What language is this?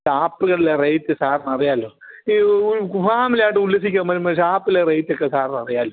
Malayalam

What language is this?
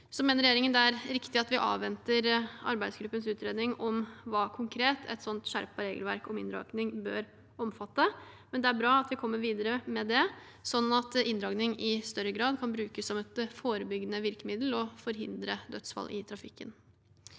Norwegian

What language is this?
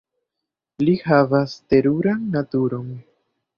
Esperanto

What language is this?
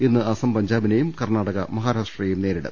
Malayalam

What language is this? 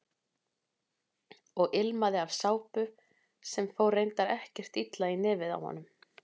Icelandic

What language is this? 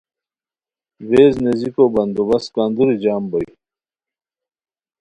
Khowar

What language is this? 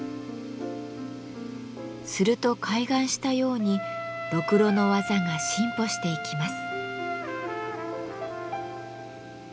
Japanese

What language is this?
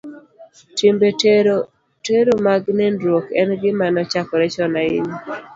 Luo (Kenya and Tanzania)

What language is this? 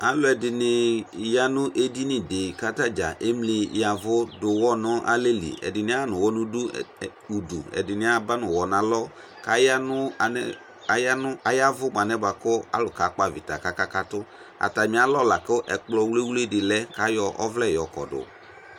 Ikposo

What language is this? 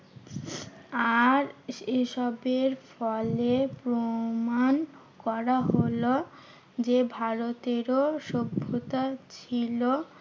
Bangla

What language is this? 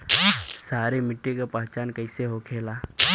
Bhojpuri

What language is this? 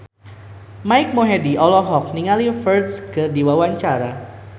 Sundanese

